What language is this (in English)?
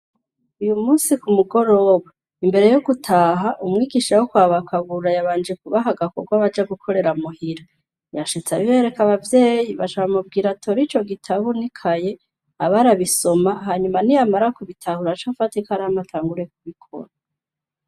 Rundi